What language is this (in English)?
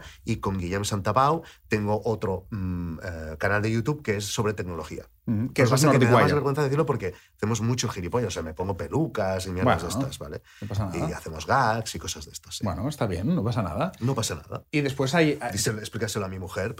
Spanish